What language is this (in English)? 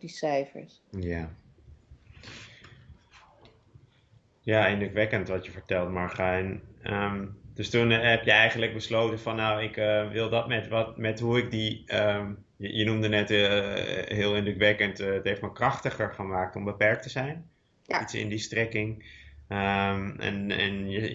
Dutch